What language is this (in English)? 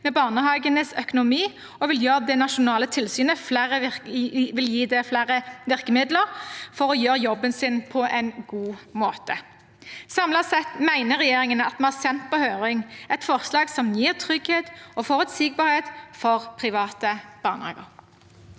Norwegian